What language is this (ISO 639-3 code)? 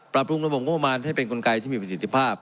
tha